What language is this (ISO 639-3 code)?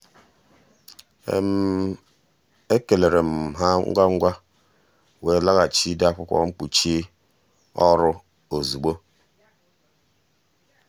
ibo